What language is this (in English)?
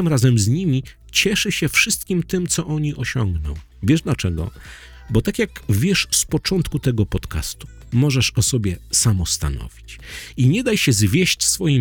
Polish